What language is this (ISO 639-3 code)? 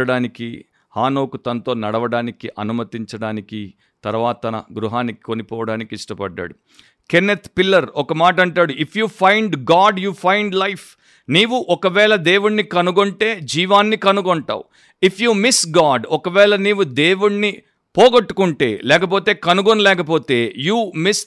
tel